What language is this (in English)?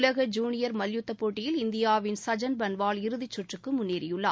Tamil